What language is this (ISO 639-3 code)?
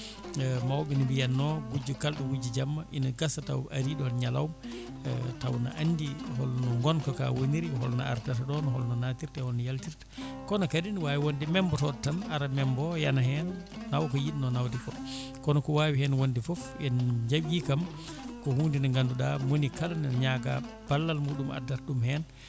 ful